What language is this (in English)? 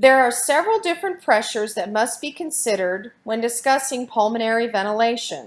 English